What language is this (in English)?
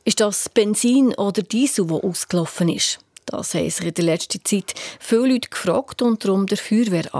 German